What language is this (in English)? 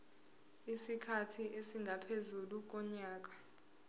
Zulu